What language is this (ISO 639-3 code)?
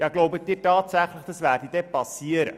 gsw